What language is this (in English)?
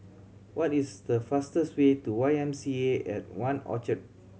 English